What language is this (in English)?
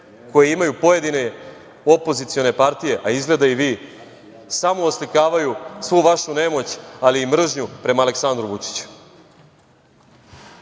Serbian